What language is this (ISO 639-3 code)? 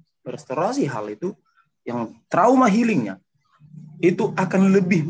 ind